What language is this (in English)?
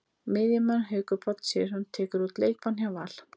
Icelandic